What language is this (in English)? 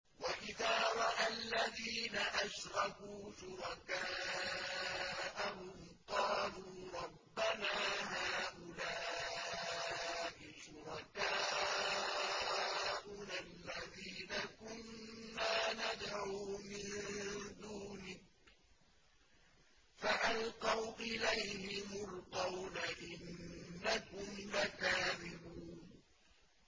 Arabic